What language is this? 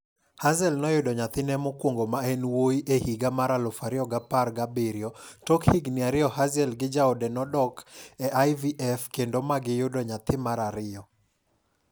Luo (Kenya and Tanzania)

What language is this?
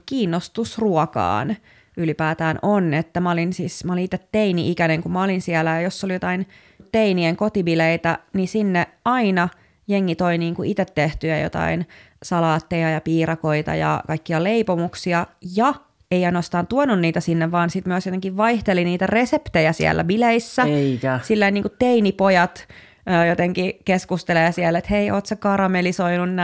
Finnish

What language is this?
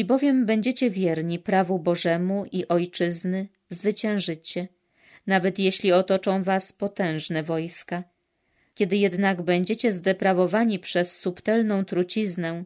Polish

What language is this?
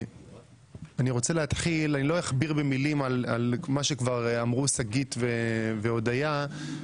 Hebrew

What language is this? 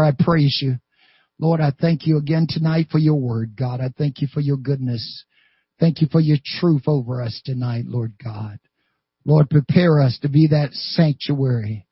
English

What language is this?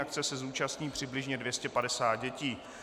Czech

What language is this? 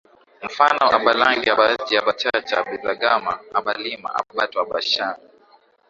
Swahili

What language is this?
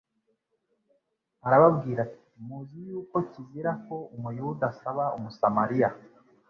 Kinyarwanda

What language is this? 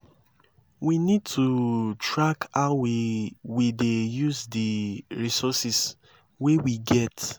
Nigerian Pidgin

